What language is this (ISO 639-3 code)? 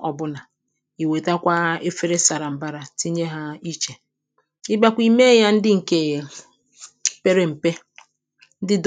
ibo